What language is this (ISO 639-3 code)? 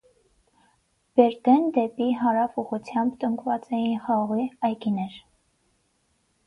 hye